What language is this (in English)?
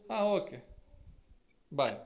Kannada